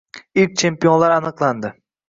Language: Uzbek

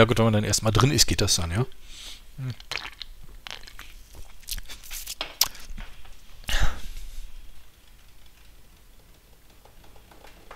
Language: German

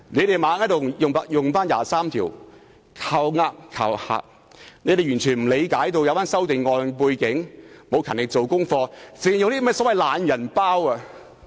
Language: Cantonese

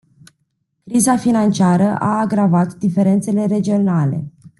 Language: Romanian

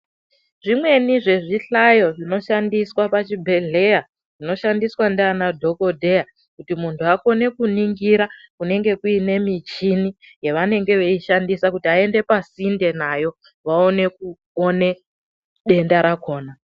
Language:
Ndau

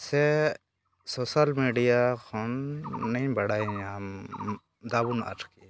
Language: Santali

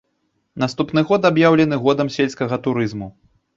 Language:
Belarusian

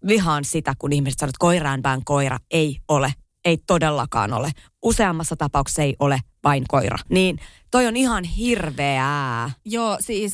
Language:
Finnish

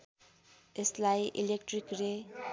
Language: Nepali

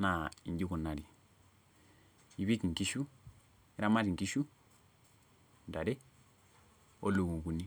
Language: Masai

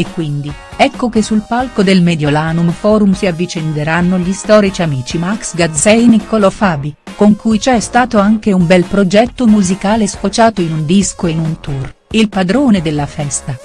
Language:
Italian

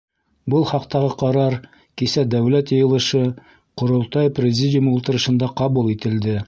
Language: Bashkir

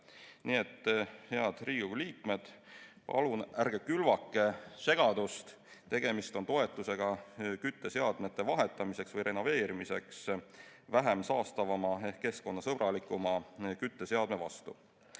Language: Estonian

